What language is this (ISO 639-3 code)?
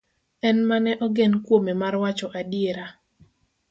luo